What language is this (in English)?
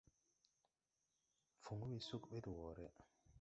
Tupuri